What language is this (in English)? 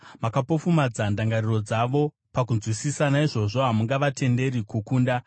Shona